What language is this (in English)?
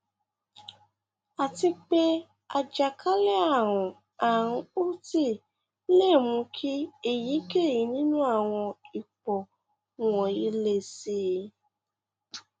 Yoruba